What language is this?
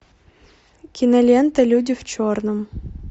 Russian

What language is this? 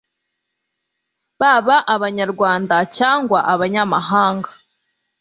Kinyarwanda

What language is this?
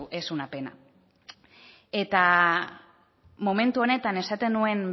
Basque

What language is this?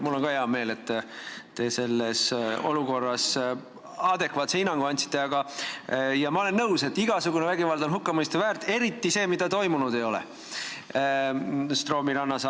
Estonian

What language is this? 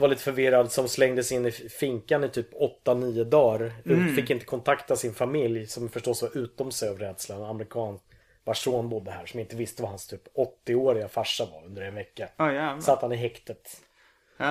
Swedish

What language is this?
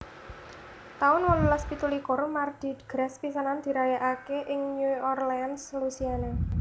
Javanese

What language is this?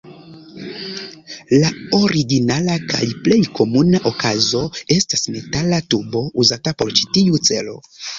Esperanto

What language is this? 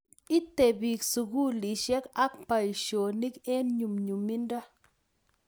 Kalenjin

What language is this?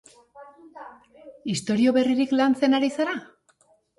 Basque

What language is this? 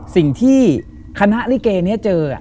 Thai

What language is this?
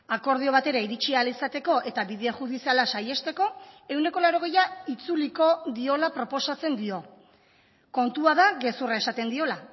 Basque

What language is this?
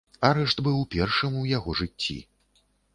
Belarusian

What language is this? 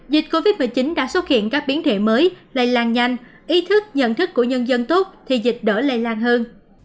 Vietnamese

